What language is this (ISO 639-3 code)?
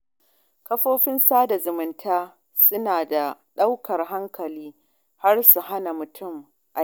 hau